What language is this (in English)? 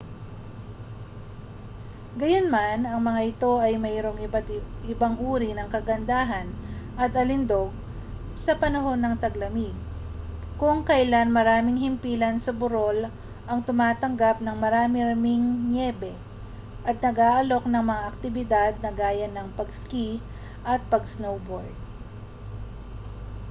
Filipino